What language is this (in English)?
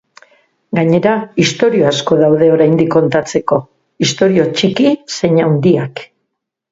Basque